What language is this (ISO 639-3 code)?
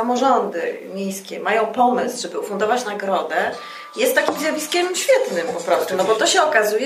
pol